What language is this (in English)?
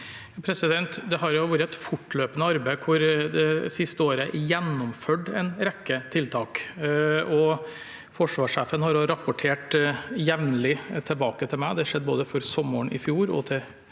Norwegian